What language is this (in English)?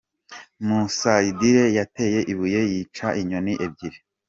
Kinyarwanda